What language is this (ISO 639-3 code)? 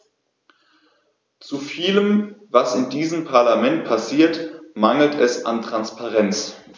deu